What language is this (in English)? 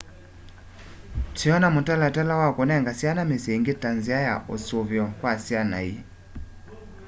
Kamba